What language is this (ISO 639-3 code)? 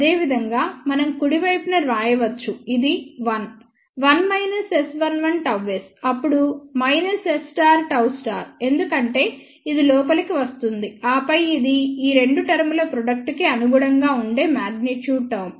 tel